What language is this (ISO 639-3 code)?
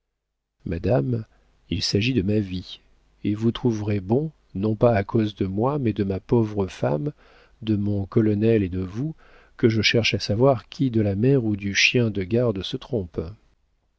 fra